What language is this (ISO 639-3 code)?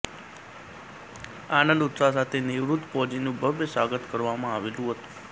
guj